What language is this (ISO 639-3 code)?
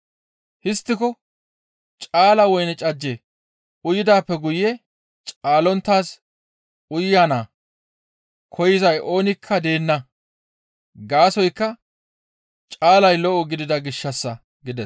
gmv